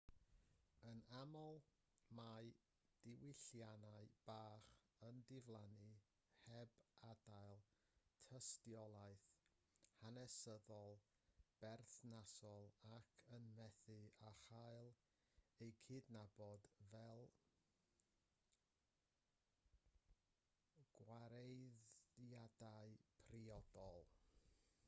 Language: Welsh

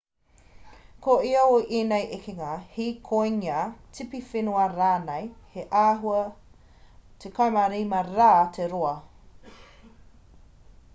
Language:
Māori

